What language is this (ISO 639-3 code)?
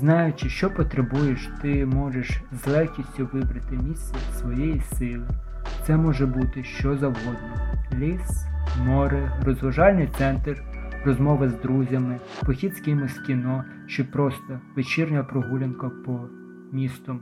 ukr